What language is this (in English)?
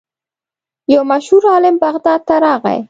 Pashto